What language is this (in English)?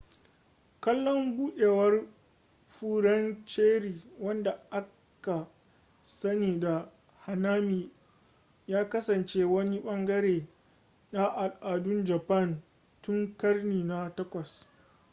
Hausa